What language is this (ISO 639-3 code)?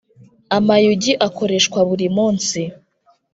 kin